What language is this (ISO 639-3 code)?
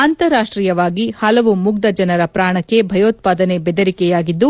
kan